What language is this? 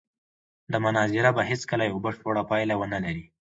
Pashto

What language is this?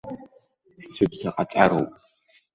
Abkhazian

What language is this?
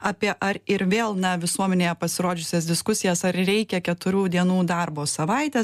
Lithuanian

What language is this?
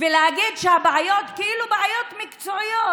Hebrew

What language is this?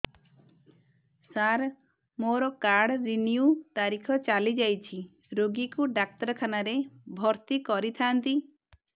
Odia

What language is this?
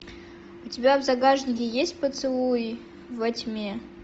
Russian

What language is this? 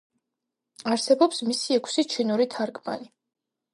Georgian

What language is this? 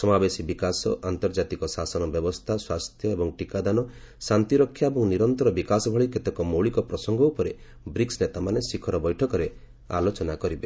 Odia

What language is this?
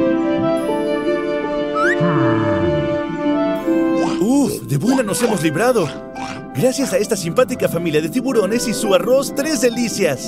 Spanish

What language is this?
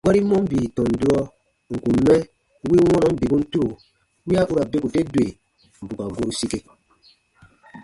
Baatonum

